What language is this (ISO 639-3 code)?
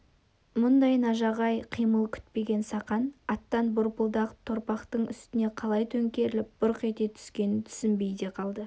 kaz